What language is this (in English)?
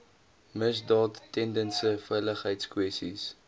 Afrikaans